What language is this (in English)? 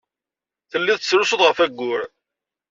Kabyle